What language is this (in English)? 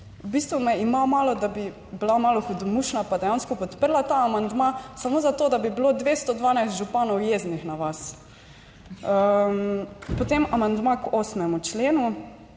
Slovenian